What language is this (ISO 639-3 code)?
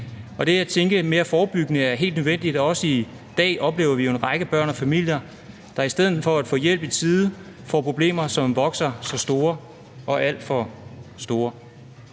dan